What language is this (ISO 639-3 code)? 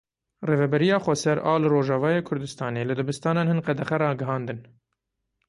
kur